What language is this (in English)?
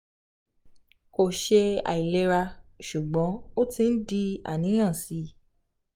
Yoruba